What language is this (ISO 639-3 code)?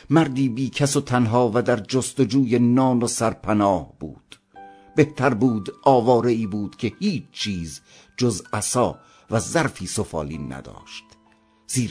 fas